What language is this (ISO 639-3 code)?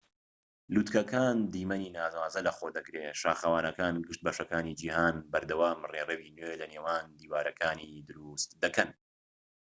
ckb